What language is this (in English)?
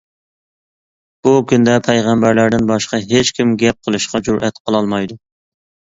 Uyghur